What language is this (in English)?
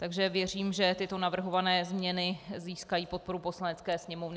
Czech